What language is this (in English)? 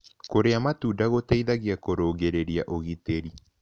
Kikuyu